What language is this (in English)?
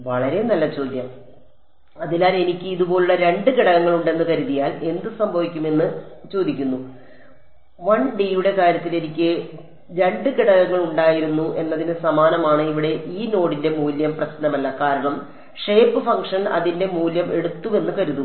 Malayalam